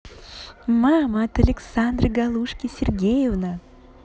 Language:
Russian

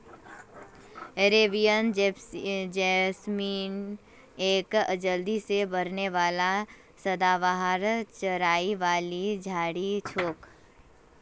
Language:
Magahi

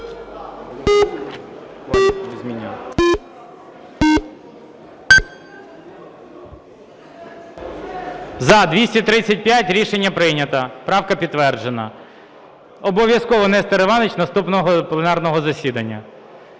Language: Ukrainian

